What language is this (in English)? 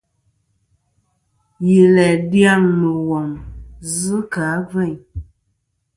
Kom